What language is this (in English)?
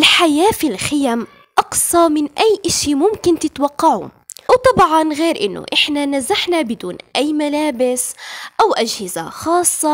Arabic